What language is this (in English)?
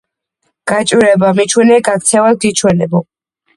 Georgian